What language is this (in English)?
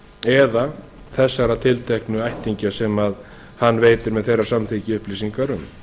Icelandic